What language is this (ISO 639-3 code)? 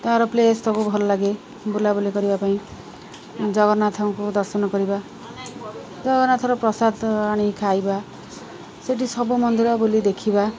ori